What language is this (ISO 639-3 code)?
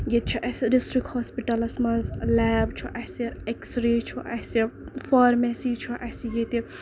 kas